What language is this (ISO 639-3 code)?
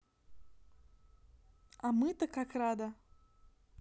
rus